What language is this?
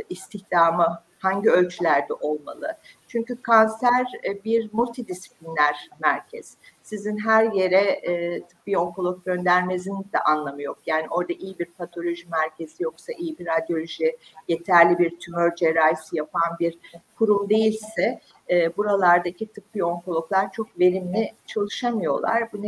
Turkish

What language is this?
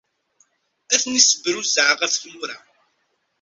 Kabyle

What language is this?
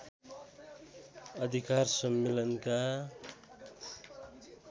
Nepali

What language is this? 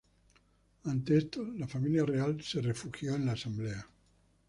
Spanish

